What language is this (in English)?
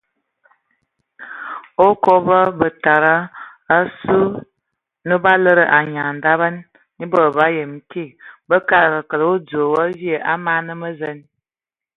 Ewondo